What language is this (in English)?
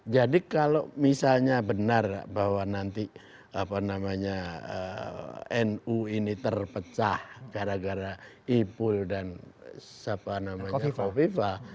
Indonesian